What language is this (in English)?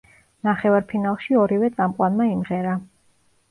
Georgian